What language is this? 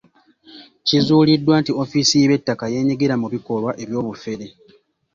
Ganda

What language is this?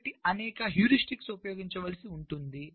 Telugu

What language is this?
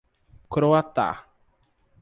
Portuguese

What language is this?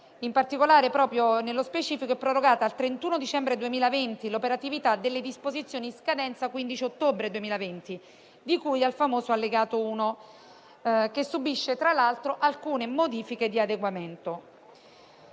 Italian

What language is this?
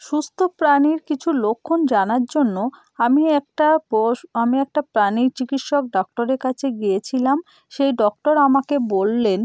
Bangla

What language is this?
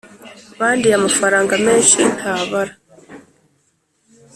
Kinyarwanda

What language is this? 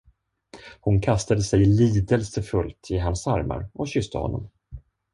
Swedish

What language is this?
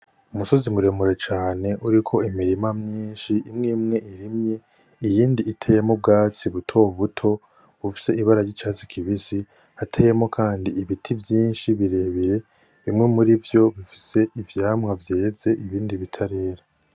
Rundi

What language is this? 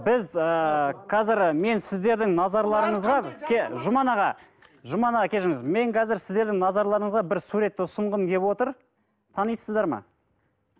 Kazakh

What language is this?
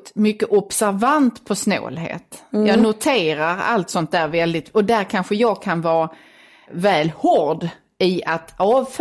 Swedish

